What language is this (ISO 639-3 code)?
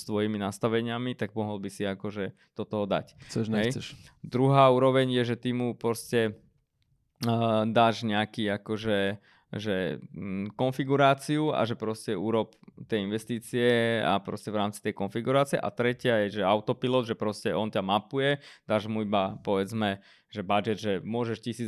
slk